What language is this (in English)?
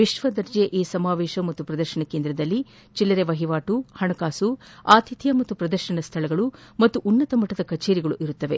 Kannada